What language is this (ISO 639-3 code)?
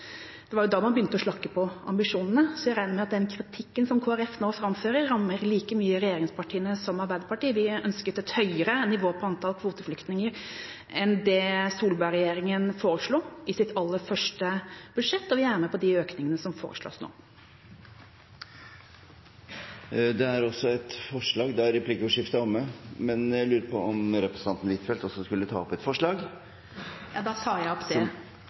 nor